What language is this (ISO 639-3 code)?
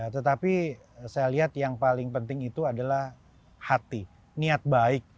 ind